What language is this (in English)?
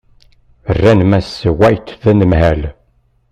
Kabyle